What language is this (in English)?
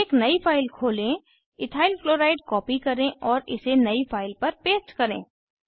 Hindi